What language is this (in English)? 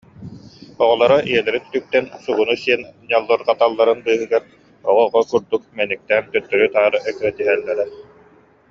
Yakut